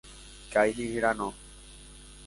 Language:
Spanish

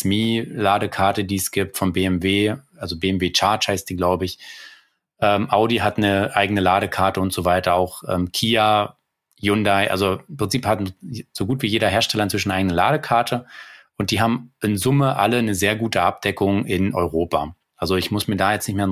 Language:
German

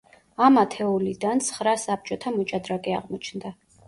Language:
Georgian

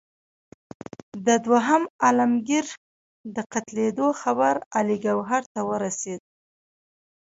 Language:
Pashto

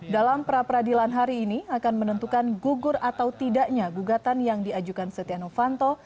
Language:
Indonesian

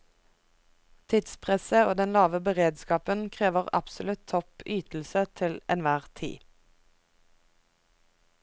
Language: Norwegian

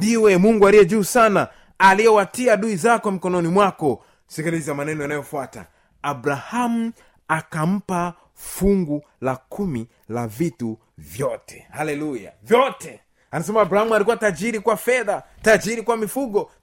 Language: Swahili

